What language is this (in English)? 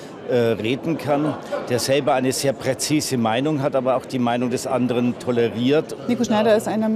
German